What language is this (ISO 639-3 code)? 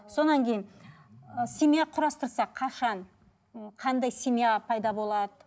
kaz